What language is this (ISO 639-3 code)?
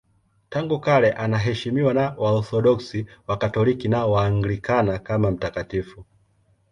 swa